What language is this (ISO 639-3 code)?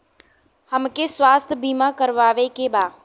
bho